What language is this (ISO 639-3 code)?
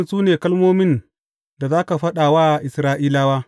hau